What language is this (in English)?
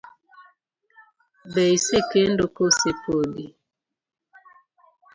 Luo (Kenya and Tanzania)